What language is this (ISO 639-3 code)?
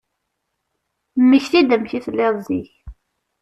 kab